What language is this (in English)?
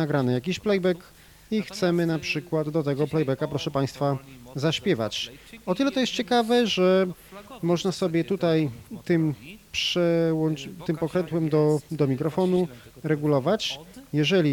Polish